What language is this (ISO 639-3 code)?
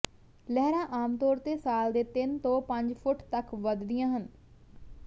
pan